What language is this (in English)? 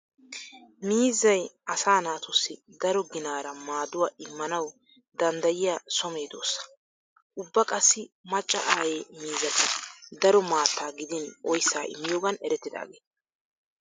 Wolaytta